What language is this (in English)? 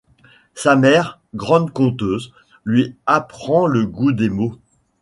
French